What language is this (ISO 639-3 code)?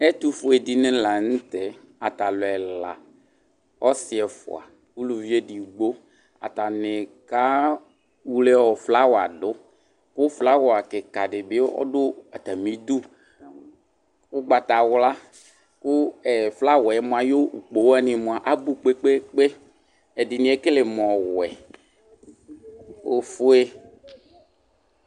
kpo